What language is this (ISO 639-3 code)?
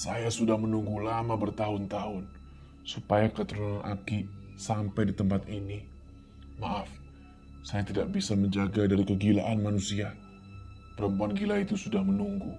ind